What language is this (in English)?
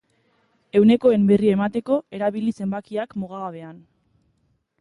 Basque